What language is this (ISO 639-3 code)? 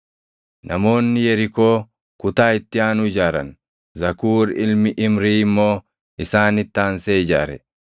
orm